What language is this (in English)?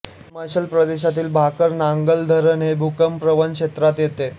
Marathi